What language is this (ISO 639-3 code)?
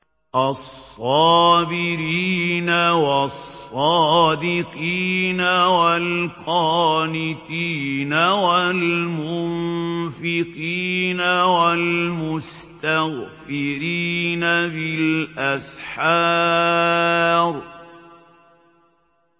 ara